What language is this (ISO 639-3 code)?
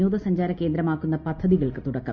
mal